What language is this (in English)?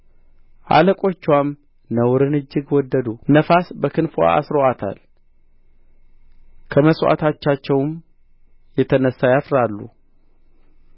Amharic